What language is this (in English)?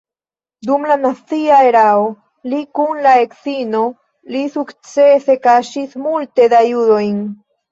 Esperanto